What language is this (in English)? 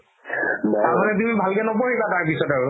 Assamese